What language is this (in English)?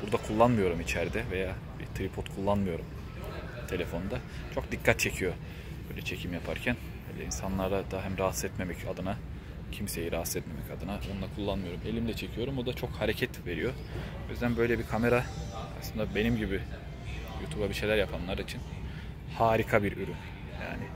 Turkish